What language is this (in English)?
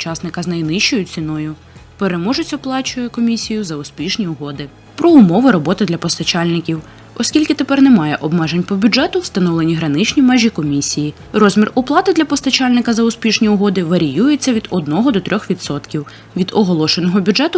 Ukrainian